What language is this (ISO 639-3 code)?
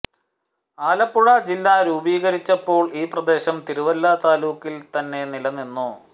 mal